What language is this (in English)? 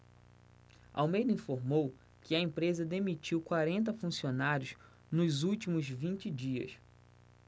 Portuguese